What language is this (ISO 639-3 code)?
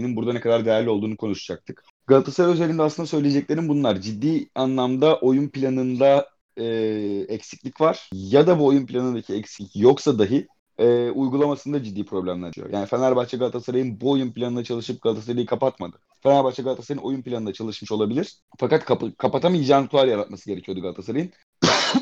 tur